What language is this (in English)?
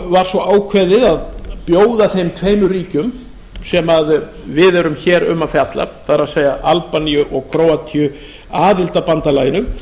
Icelandic